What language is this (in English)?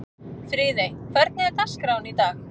Icelandic